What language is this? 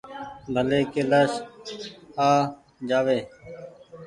Goaria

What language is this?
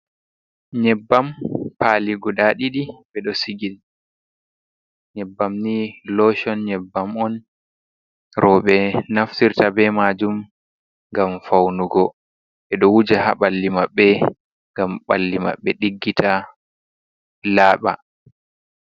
Fula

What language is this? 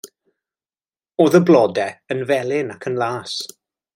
Welsh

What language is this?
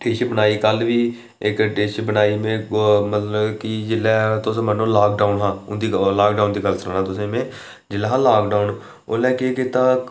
Dogri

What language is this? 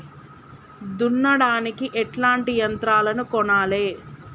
Telugu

